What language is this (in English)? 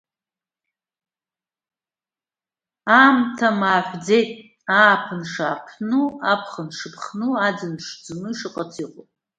Abkhazian